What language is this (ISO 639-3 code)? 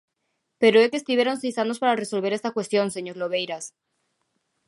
glg